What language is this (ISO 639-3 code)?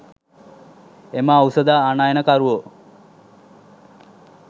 sin